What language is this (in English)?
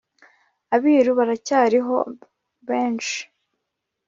Kinyarwanda